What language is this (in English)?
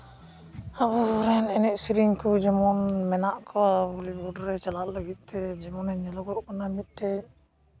Santali